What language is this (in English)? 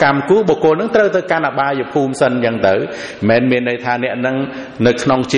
Vietnamese